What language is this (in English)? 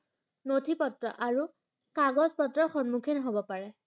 Assamese